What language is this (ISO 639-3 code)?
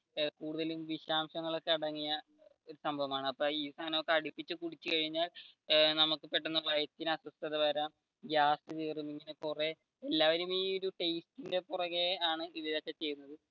mal